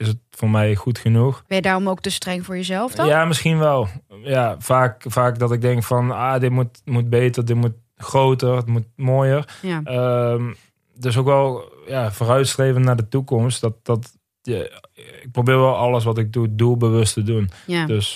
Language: Dutch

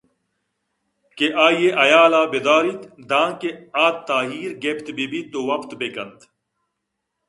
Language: Eastern Balochi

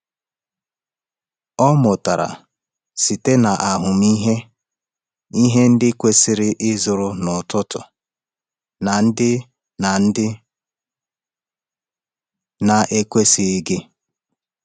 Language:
Igbo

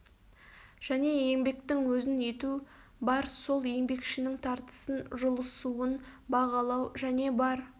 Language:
Kazakh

